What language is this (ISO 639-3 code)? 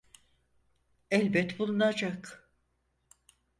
tur